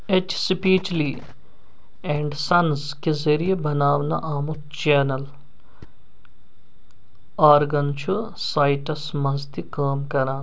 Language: Kashmiri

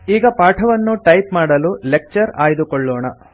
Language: Kannada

